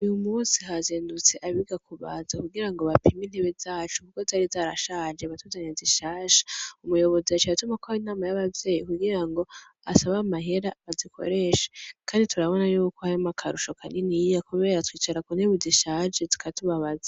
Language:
Rundi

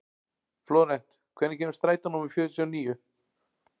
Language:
Icelandic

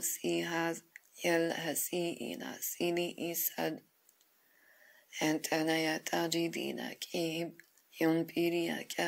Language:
Persian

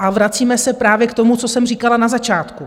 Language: Czech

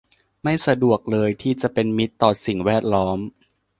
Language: Thai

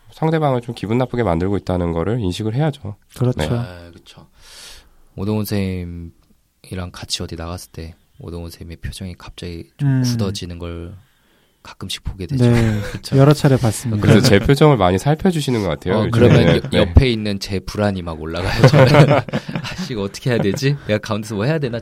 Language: Korean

